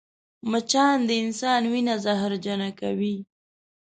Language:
Pashto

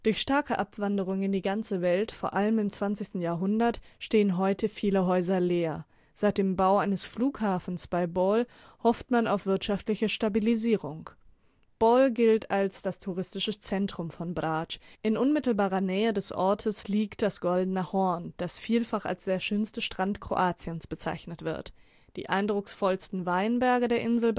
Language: German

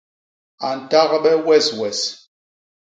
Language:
Basaa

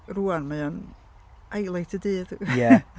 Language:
Welsh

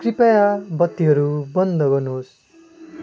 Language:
Nepali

